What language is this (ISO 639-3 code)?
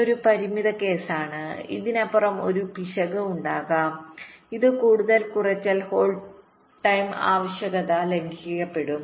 mal